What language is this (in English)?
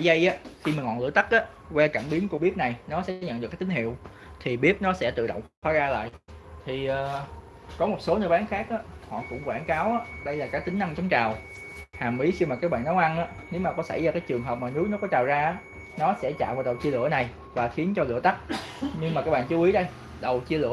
Vietnamese